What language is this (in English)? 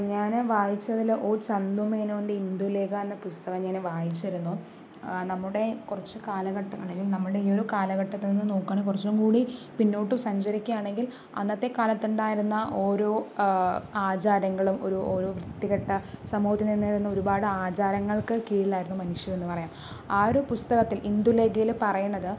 Malayalam